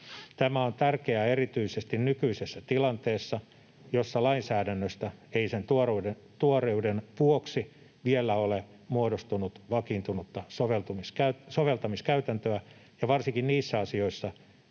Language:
Finnish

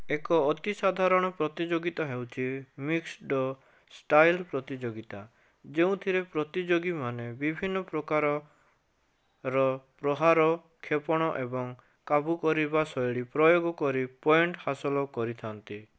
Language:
Odia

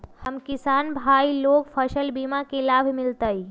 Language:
Magahi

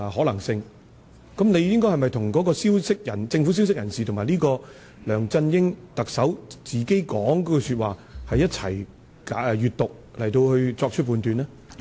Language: Cantonese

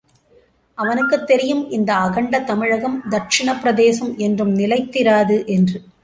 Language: Tamil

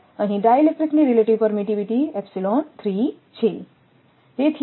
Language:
Gujarati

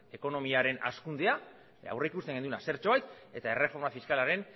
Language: Basque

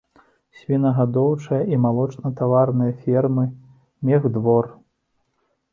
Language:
Belarusian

